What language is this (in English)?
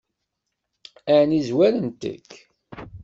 Kabyle